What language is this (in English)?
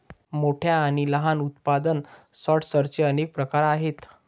Marathi